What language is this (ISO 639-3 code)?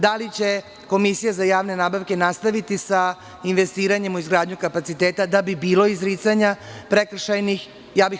srp